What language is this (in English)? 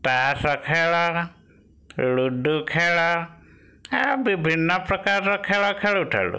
Odia